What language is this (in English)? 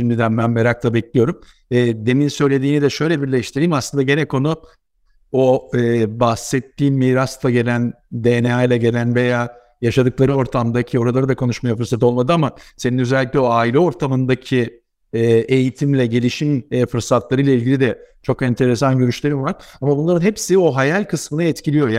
Turkish